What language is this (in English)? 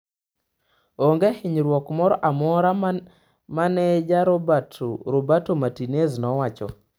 Luo (Kenya and Tanzania)